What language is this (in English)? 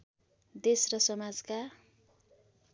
Nepali